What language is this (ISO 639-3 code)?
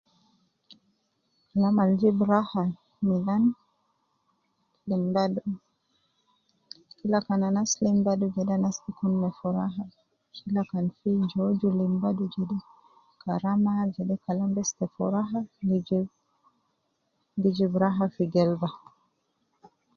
kcn